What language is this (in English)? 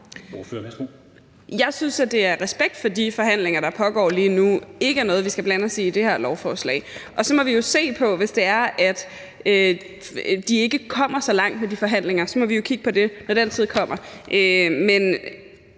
Danish